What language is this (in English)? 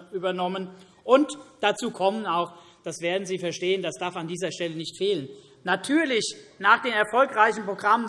German